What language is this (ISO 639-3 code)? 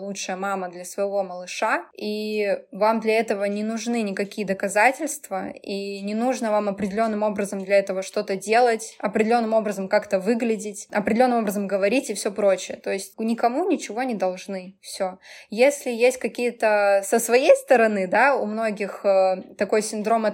rus